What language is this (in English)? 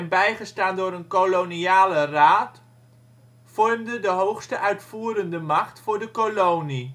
Dutch